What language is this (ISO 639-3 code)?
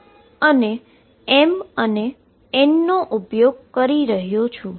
guj